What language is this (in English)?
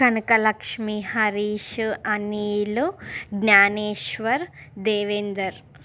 Telugu